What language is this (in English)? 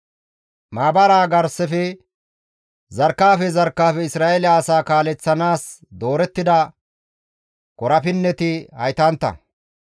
Gamo